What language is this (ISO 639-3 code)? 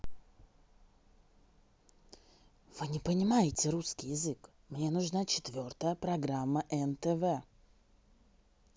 rus